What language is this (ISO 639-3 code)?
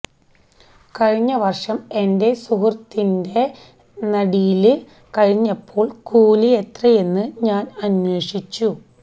mal